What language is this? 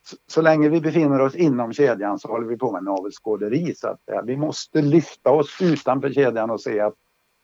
Swedish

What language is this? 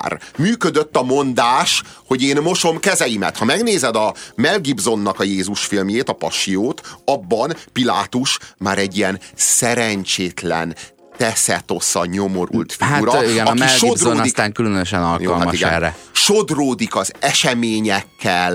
Hungarian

